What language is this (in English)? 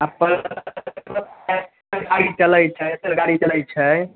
Maithili